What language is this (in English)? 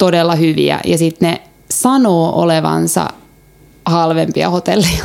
Finnish